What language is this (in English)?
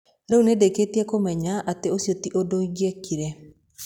Kikuyu